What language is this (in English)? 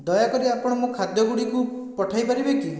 Odia